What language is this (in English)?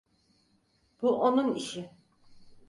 Turkish